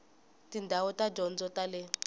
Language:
Tsonga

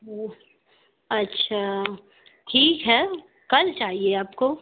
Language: Urdu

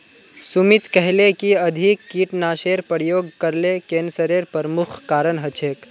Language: Magahi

